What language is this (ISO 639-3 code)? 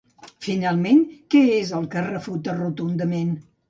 cat